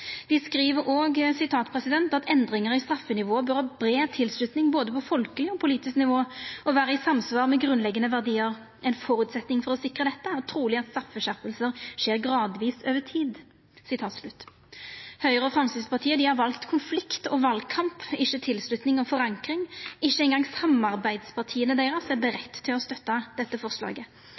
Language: Norwegian Nynorsk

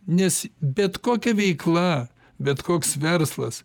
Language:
Lithuanian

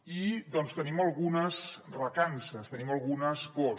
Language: Catalan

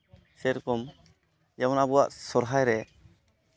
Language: Santali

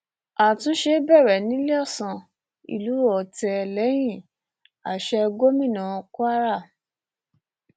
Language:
Yoruba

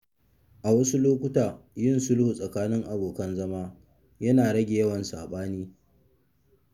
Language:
Hausa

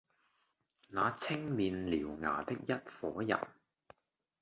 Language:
Cantonese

